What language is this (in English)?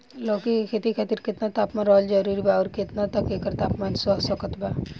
Bhojpuri